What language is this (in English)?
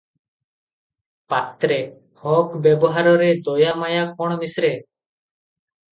Odia